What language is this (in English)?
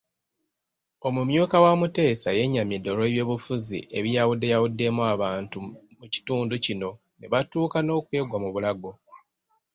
Ganda